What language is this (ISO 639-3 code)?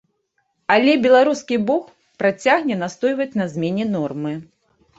bel